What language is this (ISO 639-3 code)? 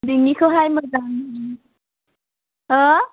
brx